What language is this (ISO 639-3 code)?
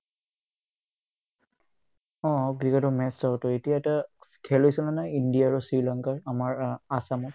asm